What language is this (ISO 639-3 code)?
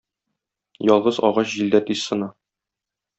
tat